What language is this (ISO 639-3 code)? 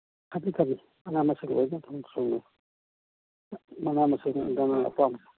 mni